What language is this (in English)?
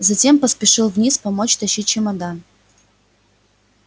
Russian